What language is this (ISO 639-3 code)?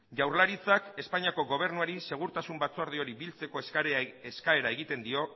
eus